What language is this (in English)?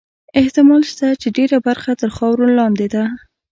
Pashto